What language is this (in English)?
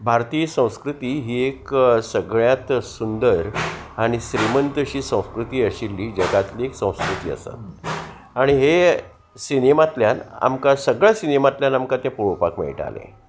Konkani